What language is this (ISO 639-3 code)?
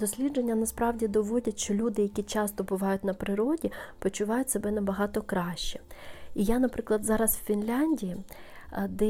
ukr